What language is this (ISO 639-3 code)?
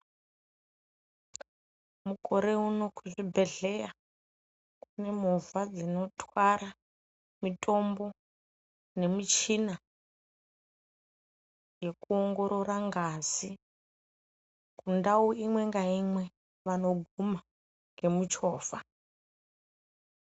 ndc